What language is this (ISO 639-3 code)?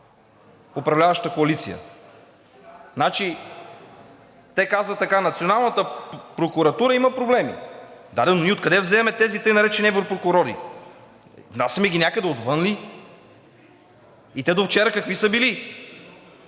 bul